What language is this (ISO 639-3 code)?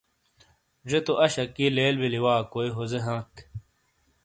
scl